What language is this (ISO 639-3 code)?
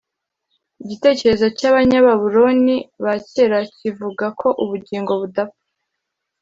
kin